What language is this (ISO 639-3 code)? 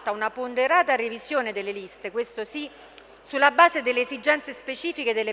ita